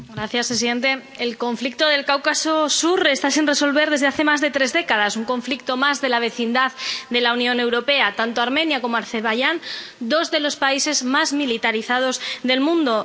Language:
Spanish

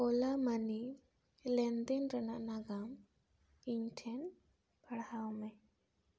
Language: Santali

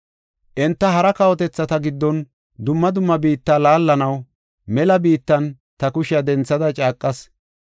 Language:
Gofa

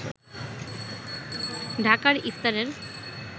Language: Bangla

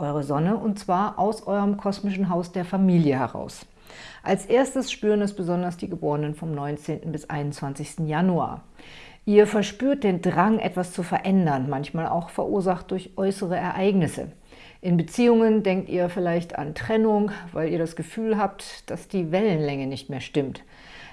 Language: German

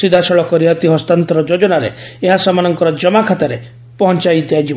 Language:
Odia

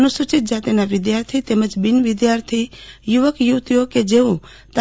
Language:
Gujarati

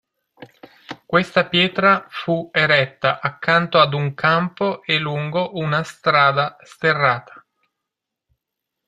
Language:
Italian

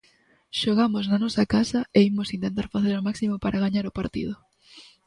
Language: Galician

